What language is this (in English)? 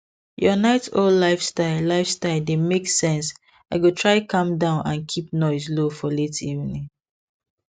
Nigerian Pidgin